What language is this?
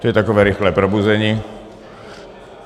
Czech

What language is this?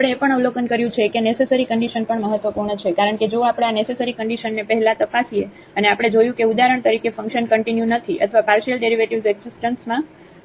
Gujarati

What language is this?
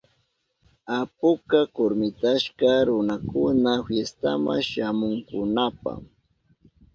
Southern Pastaza Quechua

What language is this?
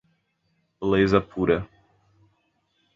Portuguese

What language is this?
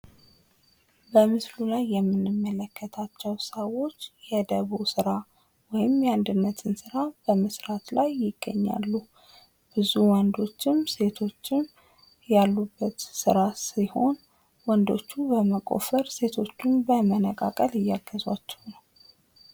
Amharic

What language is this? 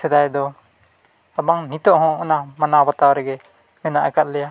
Santali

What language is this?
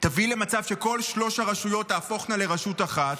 Hebrew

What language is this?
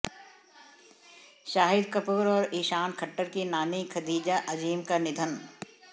Hindi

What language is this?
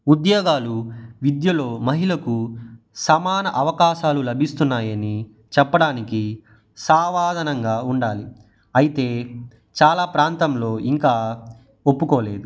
Telugu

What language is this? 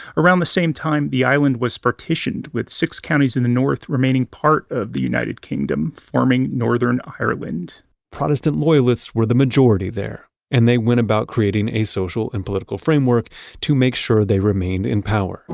English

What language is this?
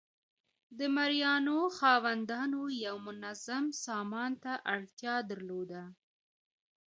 Pashto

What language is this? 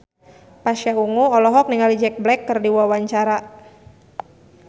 Sundanese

